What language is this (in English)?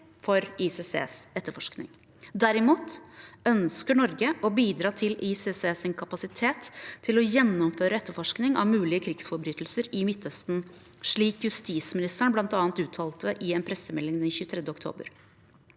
Norwegian